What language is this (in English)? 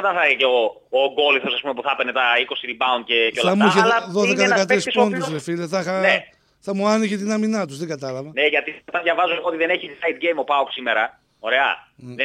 Greek